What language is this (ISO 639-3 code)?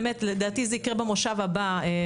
heb